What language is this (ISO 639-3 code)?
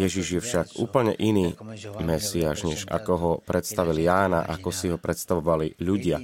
slk